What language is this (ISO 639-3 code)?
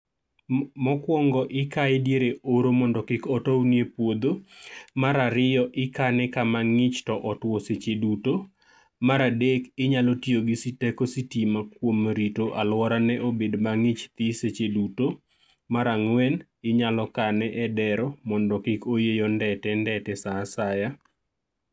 luo